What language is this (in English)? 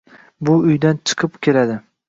Uzbek